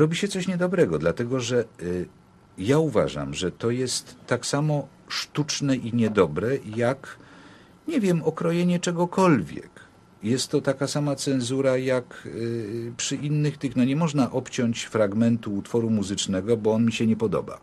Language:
Polish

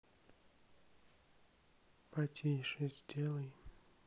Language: Russian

